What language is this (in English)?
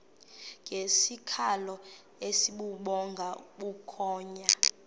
Xhosa